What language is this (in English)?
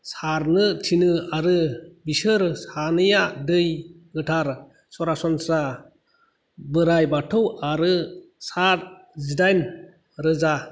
Bodo